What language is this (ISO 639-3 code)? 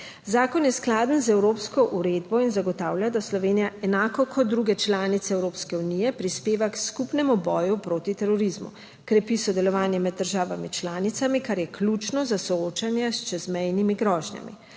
slv